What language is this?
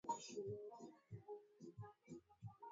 Swahili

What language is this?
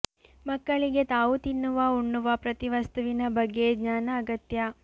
Kannada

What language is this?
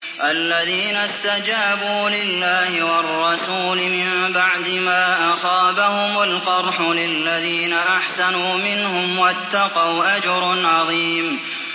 Arabic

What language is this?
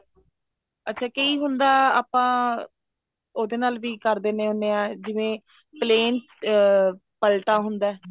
Punjabi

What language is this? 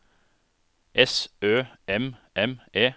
Norwegian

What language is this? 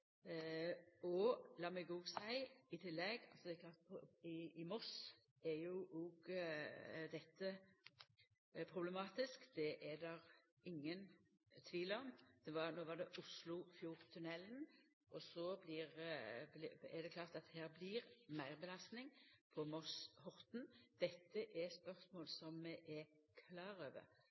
Norwegian Nynorsk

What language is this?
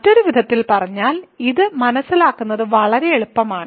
Malayalam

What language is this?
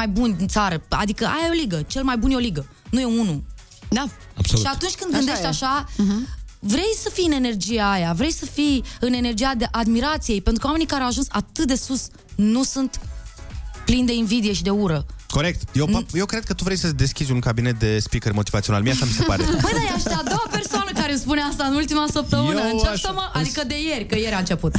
Romanian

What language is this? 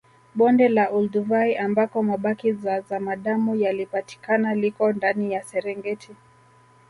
Swahili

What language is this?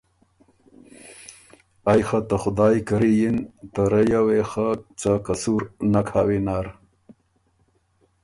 Ormuri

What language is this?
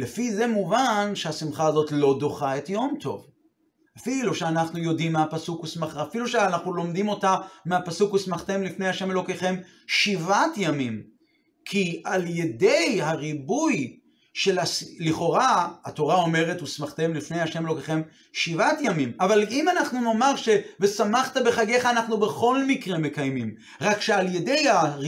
Hebrew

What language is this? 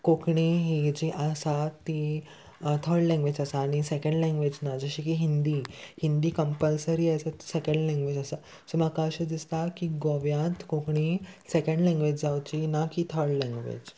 Konkani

